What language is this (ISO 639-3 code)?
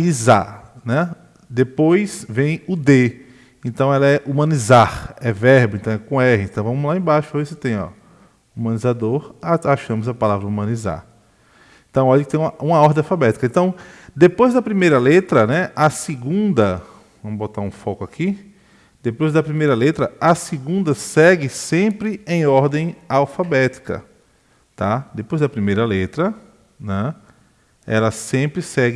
por